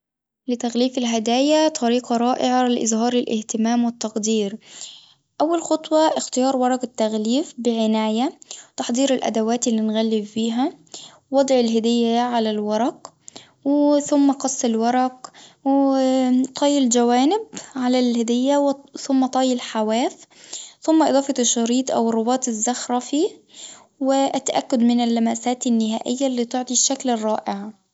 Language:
Tunisian Arabic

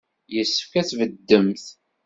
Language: Kabyle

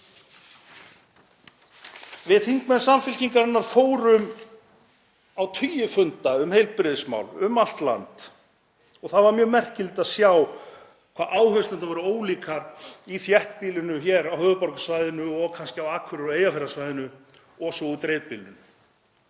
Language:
Icelandic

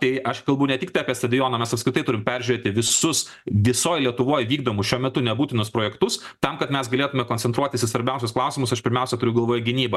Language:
Lithuanian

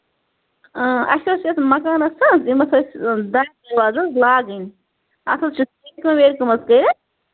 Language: Kashmiri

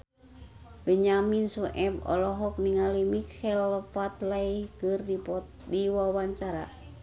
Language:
Sundanese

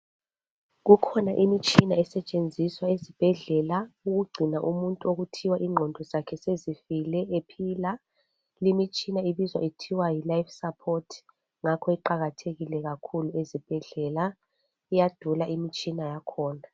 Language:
North Ndebele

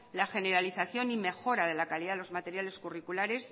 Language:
Spanish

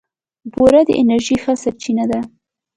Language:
Pashto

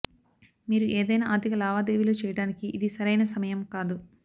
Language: Telugu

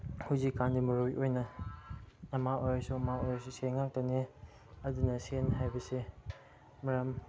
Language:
Manipuri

